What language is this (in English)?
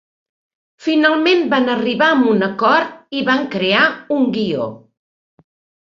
Catalan